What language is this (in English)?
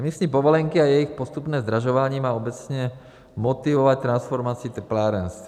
Czech